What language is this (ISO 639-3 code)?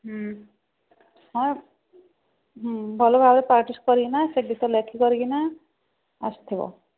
ori